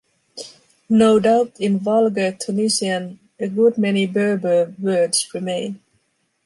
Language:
English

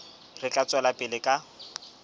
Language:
Southern Sotho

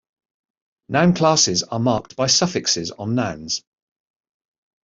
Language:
English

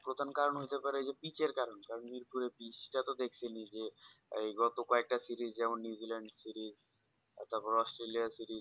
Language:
Bangla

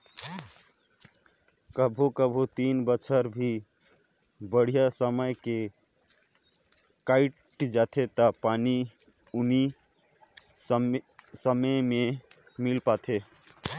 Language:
Chhattisgarhi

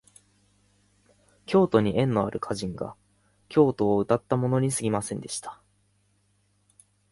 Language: Japanese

